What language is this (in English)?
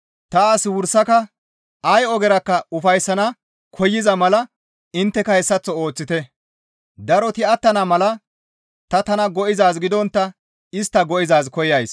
Gamo